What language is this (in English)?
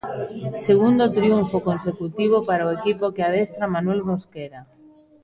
Galician